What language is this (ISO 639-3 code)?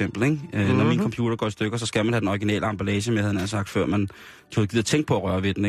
dan